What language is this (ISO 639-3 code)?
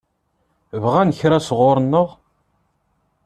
kab